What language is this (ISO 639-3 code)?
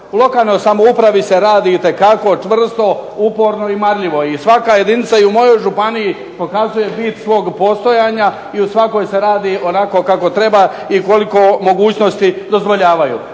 hrv